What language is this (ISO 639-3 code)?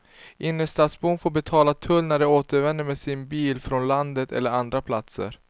swe